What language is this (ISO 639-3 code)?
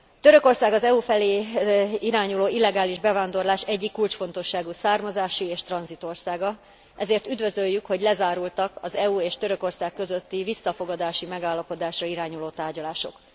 hun